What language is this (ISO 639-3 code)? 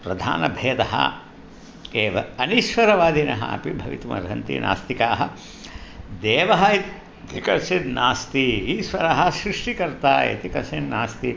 san